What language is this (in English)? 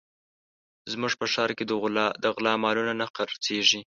Pashto